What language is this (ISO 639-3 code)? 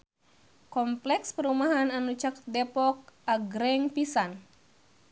sun